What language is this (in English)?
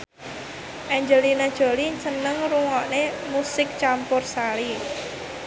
Javanese